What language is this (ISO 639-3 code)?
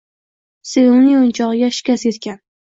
uzb